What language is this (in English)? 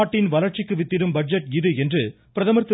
Tamil